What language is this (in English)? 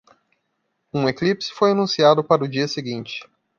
Portuguese